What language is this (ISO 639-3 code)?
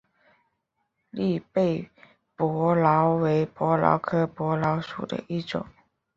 zho